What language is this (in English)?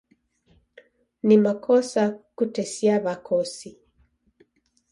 Taita